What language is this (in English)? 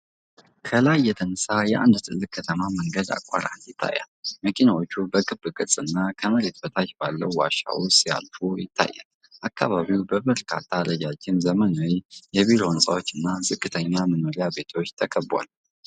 Amharic